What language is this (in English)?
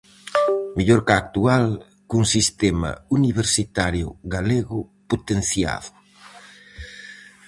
Galician